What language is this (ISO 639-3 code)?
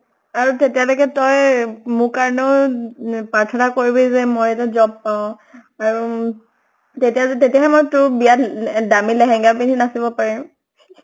asm